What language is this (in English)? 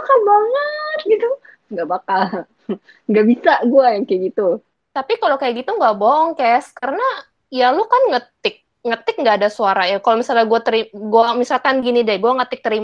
Indonesian